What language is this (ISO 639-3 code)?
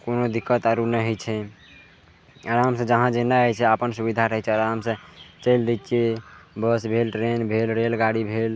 mai